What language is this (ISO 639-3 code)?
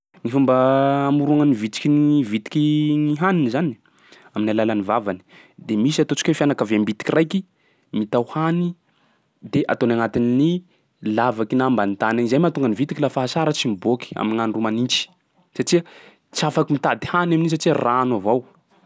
skg